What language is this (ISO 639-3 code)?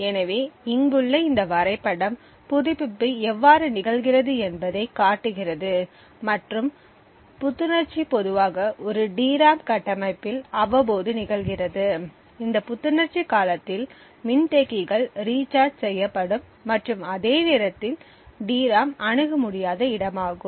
tam